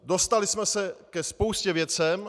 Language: Czech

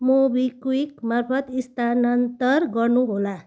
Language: Nepali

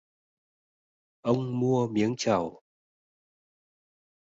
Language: Vietnamese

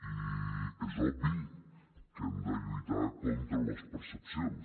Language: Catalan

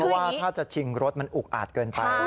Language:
Thai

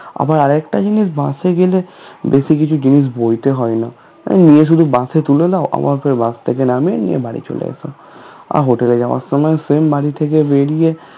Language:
Bangla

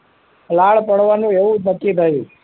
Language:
Gujarati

